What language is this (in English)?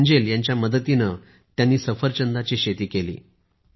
Marathi